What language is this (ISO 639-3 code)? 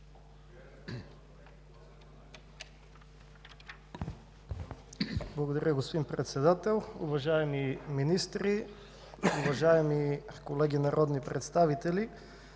bul